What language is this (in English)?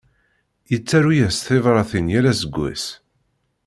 Kabyle